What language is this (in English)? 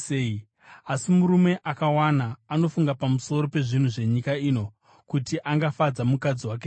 Shona